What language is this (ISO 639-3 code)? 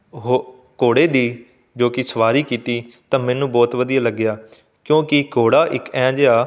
pan